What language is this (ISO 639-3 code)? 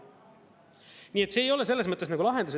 est